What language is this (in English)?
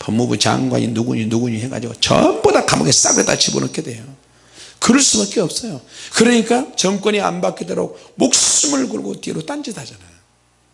Korean